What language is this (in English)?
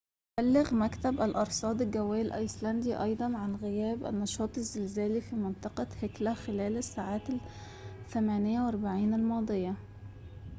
Arabic